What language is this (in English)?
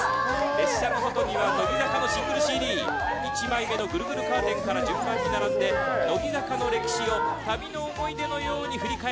Japanese